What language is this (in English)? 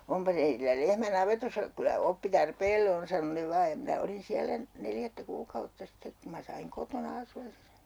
Finnish